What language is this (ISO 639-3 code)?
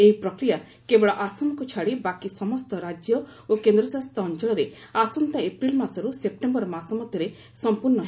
ori